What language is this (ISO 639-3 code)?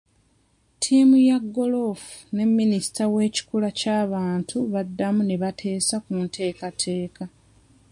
lug